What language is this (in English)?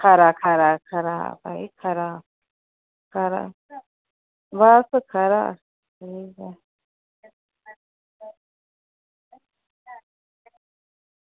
Dogri